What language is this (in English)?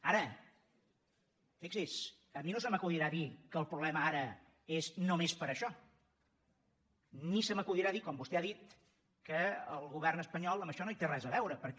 Catalan